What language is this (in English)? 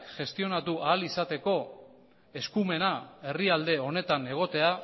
Basque